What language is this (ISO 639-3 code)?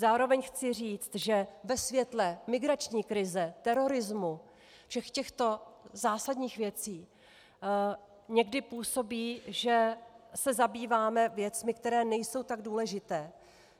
ces